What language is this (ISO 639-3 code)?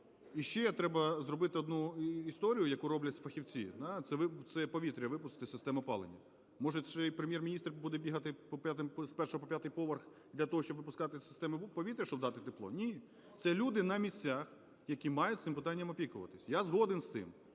ukr